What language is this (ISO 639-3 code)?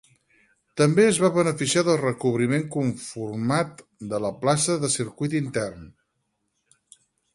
cat